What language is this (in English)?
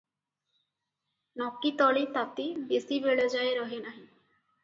Odia